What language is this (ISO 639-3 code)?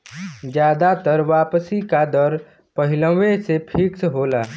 bho